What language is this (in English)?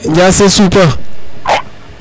Serer